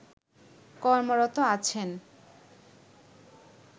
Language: Bangla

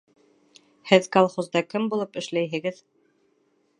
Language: Bashkir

